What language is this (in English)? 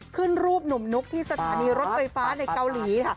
Thai